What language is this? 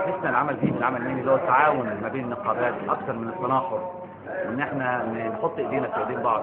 Arabic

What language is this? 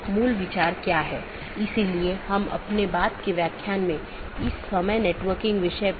Hindi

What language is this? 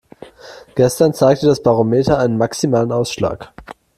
German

